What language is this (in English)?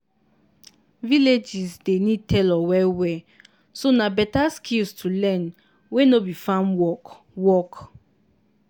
Nigerian Pidgin